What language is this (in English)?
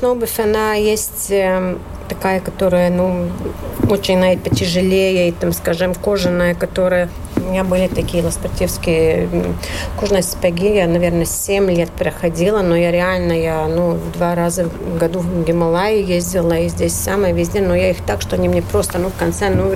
Russian